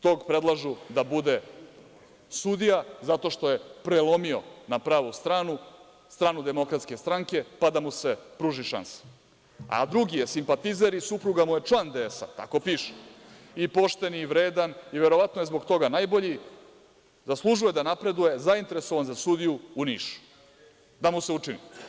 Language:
Serbian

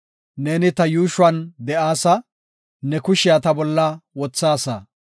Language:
Gofa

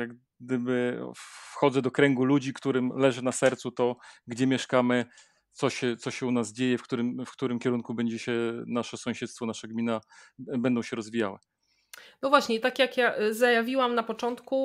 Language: Polish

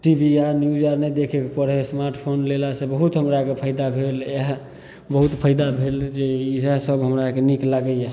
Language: Maithili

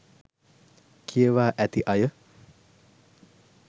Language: Sinhala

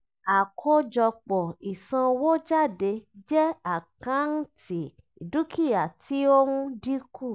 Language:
Yoruba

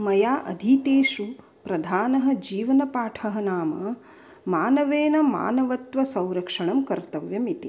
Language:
Sanskrit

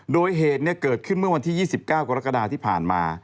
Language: Thai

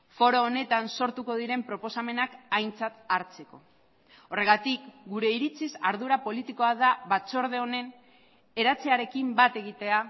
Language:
Basque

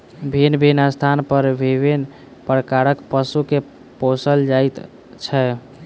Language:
Maithili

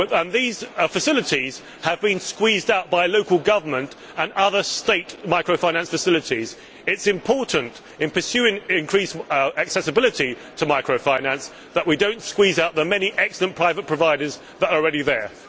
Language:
English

